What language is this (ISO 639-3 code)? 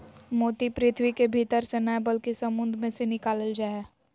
mag